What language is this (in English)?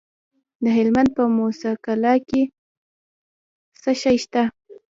Pashto